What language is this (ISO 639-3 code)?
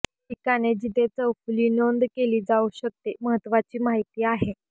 mar